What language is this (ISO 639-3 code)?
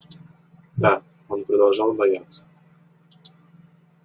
rus